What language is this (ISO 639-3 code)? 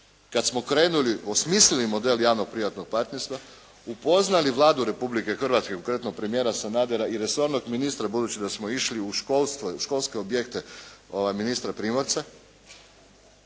hrv